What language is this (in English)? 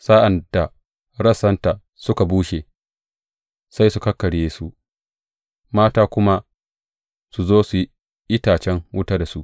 Hausa